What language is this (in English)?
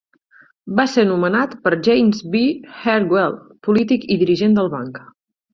Catalan